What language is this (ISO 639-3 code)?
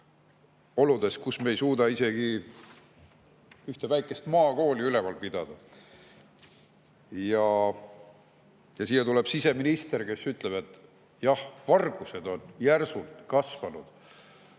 est